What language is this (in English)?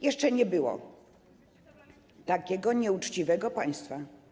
Polish